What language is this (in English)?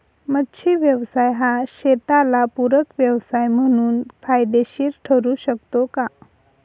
Marathi